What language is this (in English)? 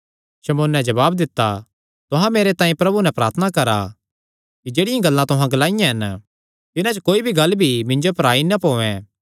Kangri